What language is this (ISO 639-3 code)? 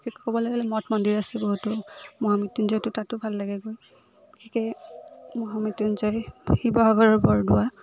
asm